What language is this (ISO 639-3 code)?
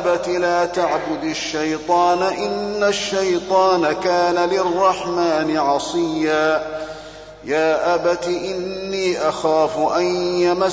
ara